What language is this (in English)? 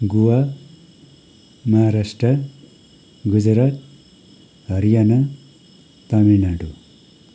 Nepali